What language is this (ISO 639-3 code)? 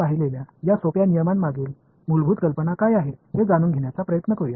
tam